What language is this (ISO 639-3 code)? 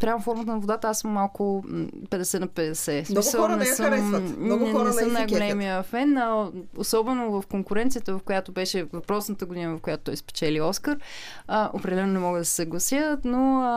bul